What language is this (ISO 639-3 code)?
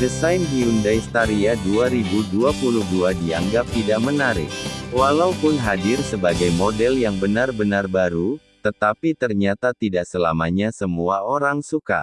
ind